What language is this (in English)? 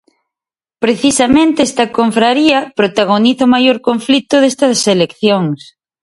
Galician